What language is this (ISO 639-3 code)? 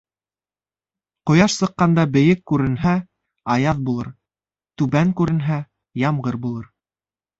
bak